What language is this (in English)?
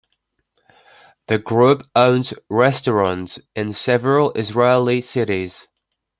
English